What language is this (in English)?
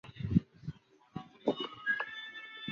Chinese